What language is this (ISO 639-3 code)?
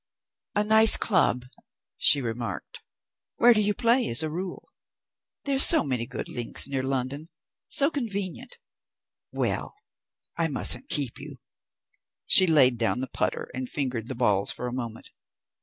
eng